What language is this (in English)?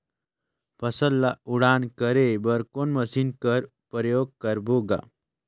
Chhattisgarhi